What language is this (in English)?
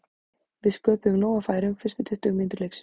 Icelandic